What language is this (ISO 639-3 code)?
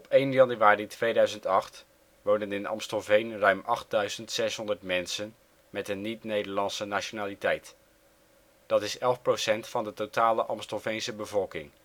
nld